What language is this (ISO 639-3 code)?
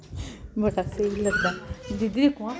doi